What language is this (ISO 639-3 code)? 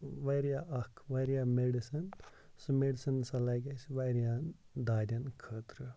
kas